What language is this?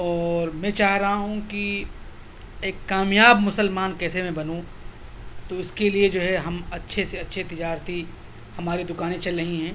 Urdu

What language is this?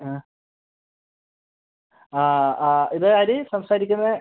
Malayalam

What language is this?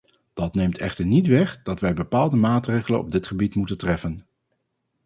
Dutch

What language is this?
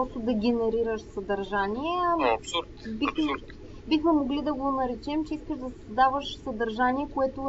Bulgarian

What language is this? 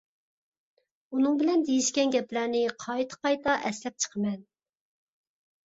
Uyghur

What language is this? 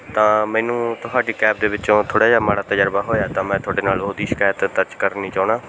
Punjabi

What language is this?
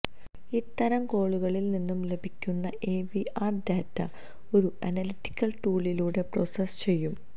Malayalam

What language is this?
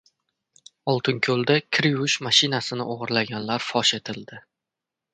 Uzbek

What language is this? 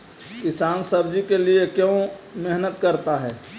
Magahi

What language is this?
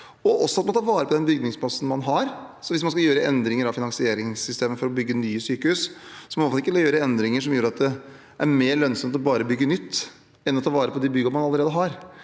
Norwegian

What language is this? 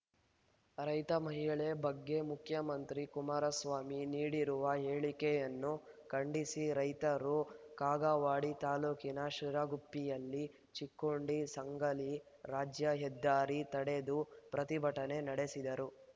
Kannada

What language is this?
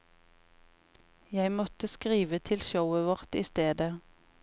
Norwegian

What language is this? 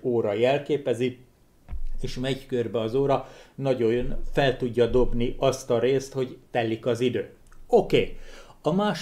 Hungarian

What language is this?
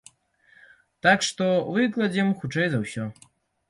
Belarusian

